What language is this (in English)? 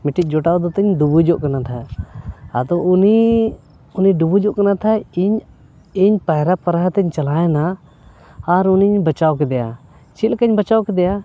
Santali